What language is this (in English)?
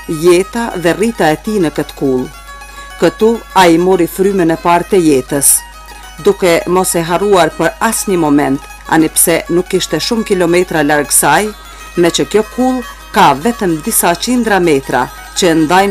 Romanian